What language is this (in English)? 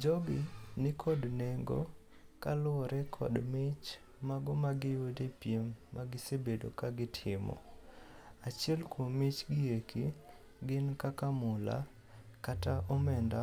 Luo (Kenya and Tanzania)